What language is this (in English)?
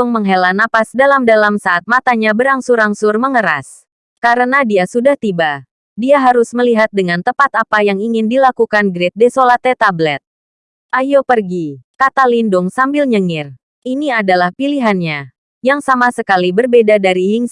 Indonesian